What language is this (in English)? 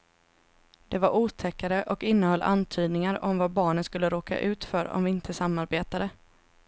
Swedish